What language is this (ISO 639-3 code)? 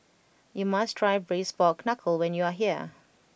eng